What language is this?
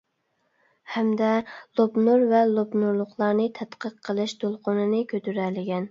Uyghur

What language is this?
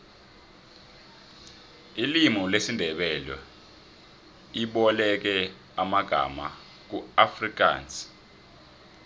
South Ndebele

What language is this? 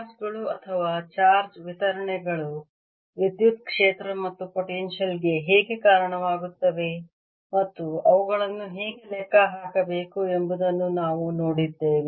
Kannada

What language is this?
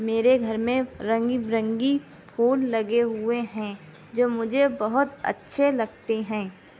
Urdu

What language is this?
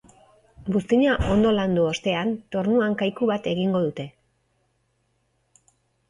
Basque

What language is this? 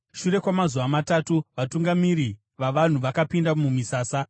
Shona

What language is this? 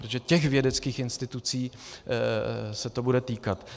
Czech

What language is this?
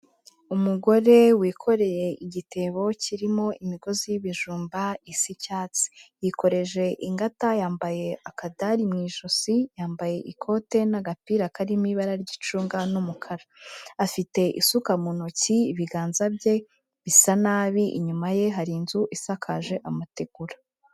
Kinyarwanda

